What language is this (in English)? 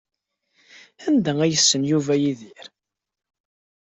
Kabyle